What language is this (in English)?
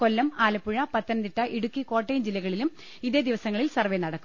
Malayalam